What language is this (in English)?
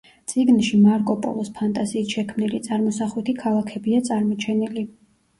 Georgian